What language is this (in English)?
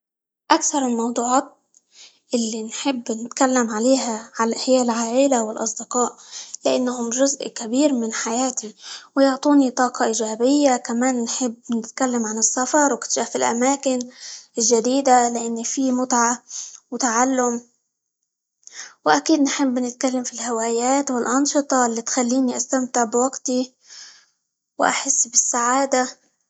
Libyan Arabic